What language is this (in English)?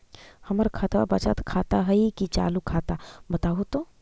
Magahi